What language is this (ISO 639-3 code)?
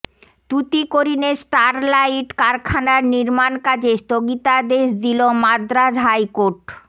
ben